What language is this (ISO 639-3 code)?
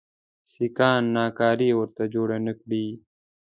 pus